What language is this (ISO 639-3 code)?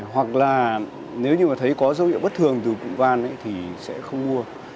vie